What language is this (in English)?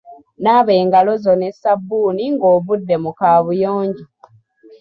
Ganda